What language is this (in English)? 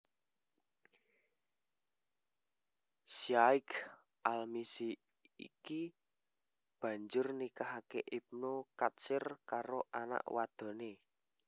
Javanese